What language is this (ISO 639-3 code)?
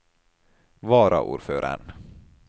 nor